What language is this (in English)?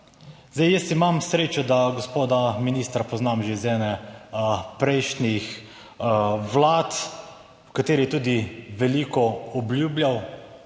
Slovenian